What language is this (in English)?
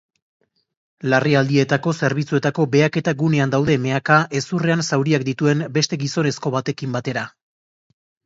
Basque